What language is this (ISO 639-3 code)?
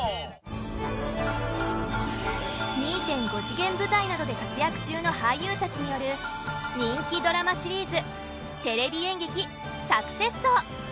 jpn